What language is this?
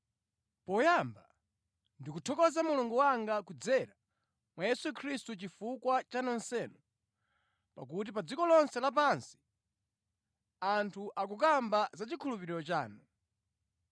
Nyanja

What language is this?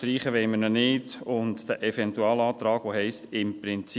Swiss German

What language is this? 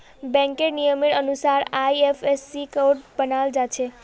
Magahi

